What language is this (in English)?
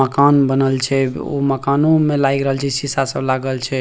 Maithili